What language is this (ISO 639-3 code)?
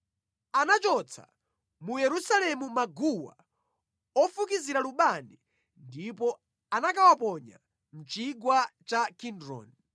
nya